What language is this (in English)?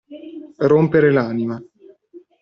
Italian